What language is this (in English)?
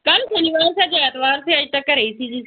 Punjabi